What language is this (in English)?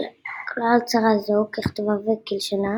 Hebrew